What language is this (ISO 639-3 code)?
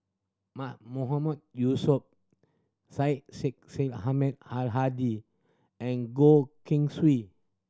eng